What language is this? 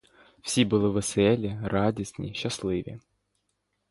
Ukrainian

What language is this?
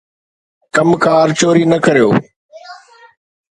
Sindhi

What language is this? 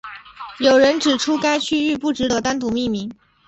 Chinese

